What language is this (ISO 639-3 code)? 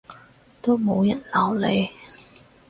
yue